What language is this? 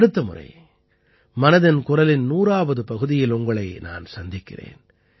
Tamil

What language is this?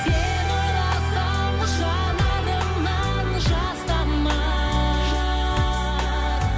Kazakh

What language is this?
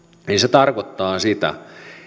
Finnish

